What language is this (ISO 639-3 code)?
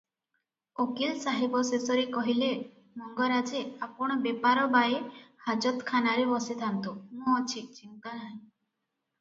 ori